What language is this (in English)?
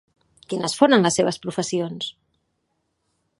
Catalan